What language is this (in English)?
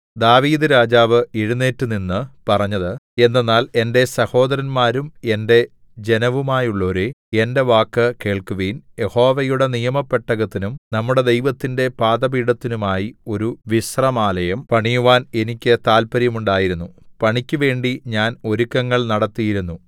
Malayalam